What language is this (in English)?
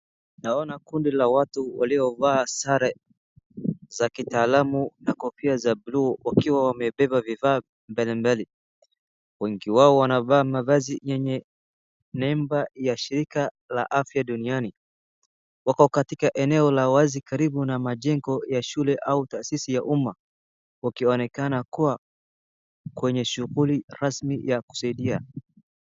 Swahili